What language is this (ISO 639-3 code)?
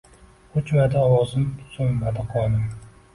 uzb